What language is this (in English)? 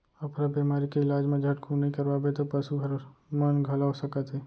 Chhattisgarhi